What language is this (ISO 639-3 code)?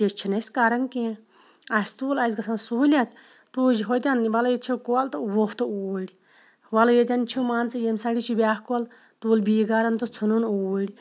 kas